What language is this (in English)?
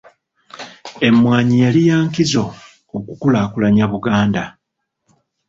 Ganda